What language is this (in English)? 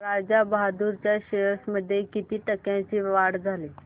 Marathi